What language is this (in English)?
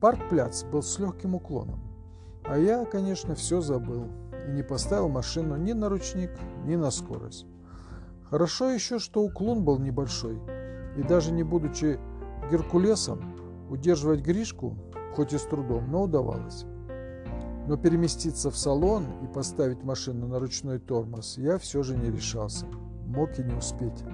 Russian